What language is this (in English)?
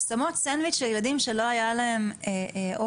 Hebrew